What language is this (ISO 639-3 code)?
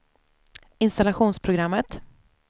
swe